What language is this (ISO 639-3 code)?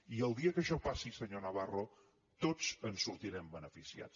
cat